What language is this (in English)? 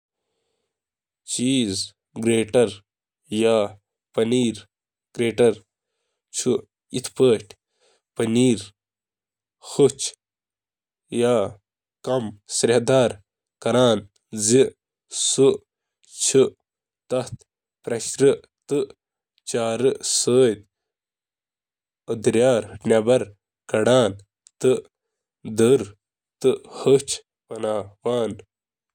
Kashmiri